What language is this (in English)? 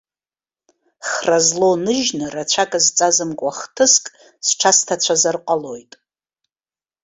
Abkhazian